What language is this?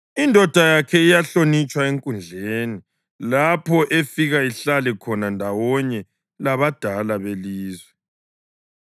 North Ndebele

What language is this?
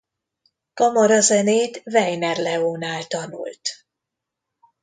Hungarian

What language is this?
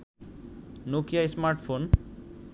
Bangla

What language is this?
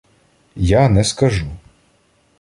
Ukrainian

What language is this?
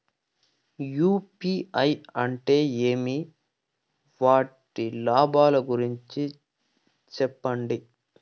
Telugu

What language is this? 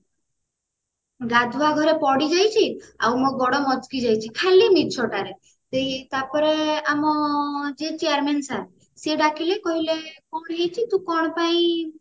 Odia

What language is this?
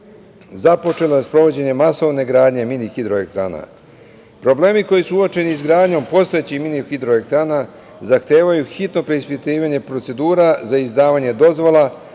Serbian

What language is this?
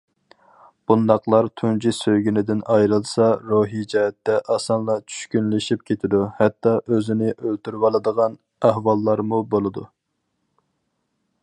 Uyghur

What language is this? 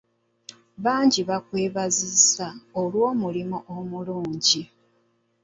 Ganda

